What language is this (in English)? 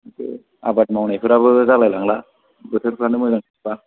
Bodo